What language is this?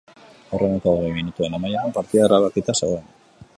Basque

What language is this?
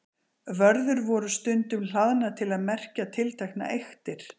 Icelandic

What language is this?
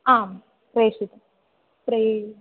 Sanskrit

